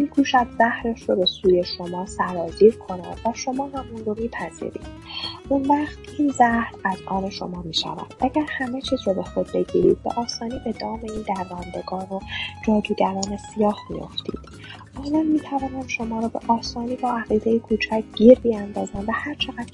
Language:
Persian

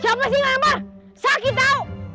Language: Indonesian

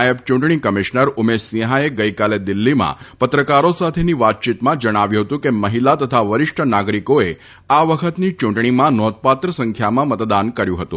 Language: Gujarati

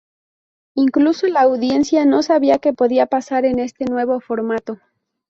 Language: Spanish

